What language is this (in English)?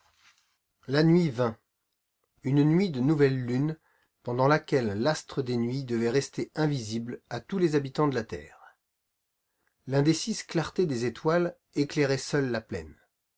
French